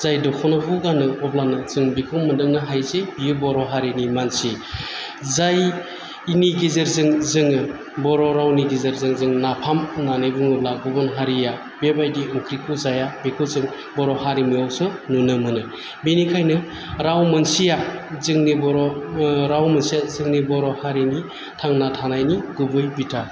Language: Bodo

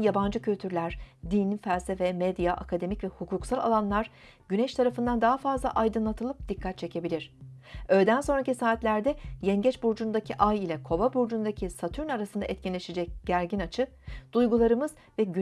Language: Turkish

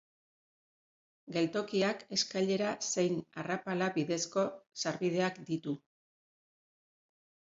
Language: Basque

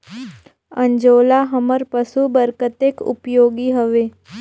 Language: Chhattisgarhi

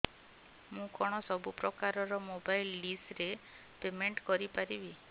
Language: Odia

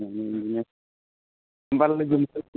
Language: Bodo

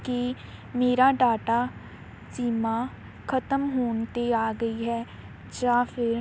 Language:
Punjabi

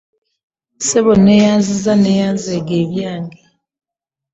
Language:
Ganda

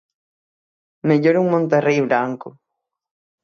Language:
Galician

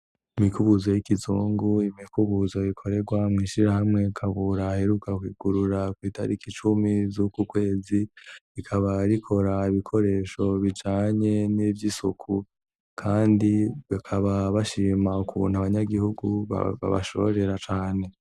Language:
Rundi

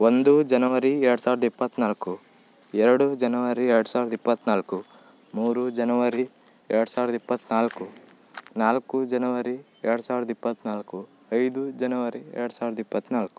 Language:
Kannada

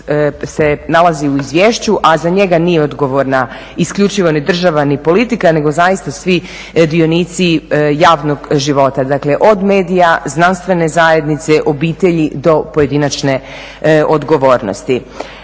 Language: Croatian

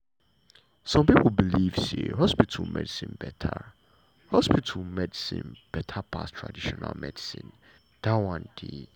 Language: Nigerian Pidgin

